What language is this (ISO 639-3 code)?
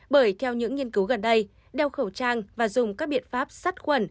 vie